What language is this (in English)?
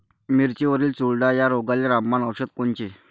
Marathi